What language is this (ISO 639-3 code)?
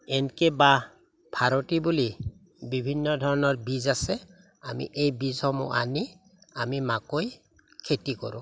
asm